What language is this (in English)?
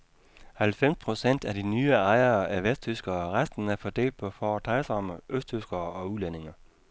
Danish